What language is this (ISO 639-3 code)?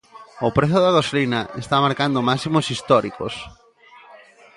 glg